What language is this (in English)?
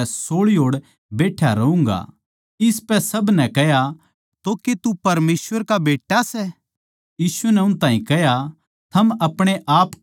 Haryanvi